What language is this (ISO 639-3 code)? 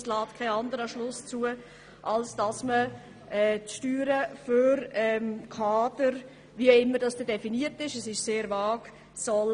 gsw